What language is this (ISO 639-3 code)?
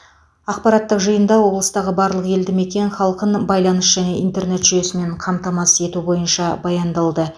kaz